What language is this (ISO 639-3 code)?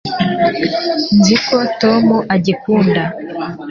kin